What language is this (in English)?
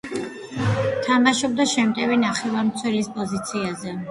Georgian